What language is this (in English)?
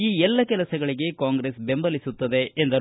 Kannada